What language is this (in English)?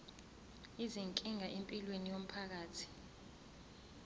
Zulu